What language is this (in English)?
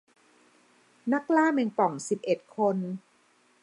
Thai